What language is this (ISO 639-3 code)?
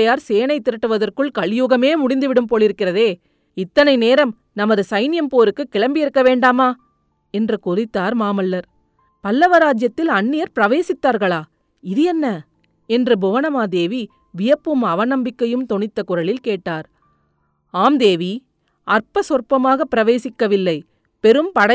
tam